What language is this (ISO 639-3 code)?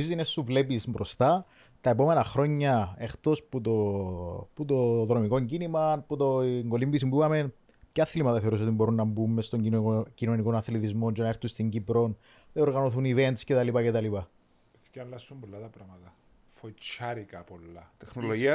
ell